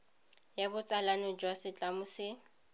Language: Tswana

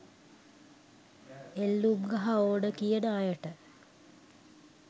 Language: Sinhala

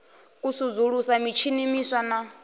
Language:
Venda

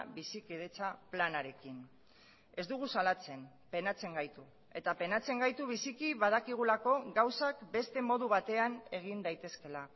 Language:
Basque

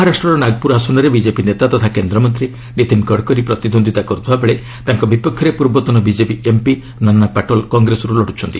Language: Odia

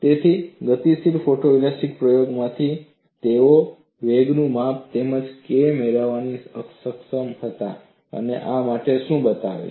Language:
Gujarati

